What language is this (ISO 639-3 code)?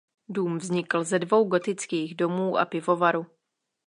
ces